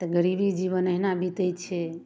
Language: Maithili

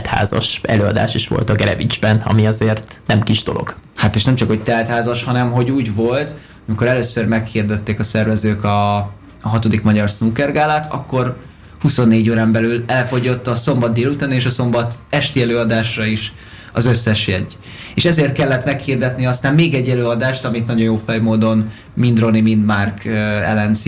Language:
Hungarian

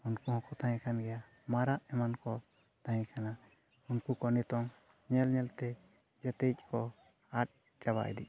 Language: Santali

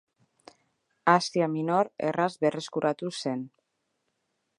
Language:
Basque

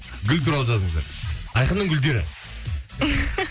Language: Kazakh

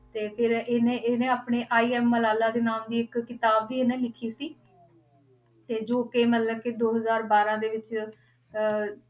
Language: Punjabi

